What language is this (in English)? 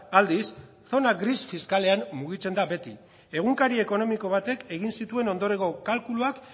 Basque